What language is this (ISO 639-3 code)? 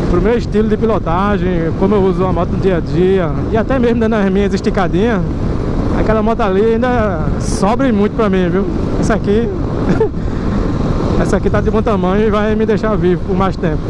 por